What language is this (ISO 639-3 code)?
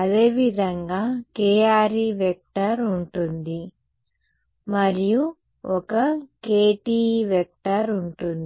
tel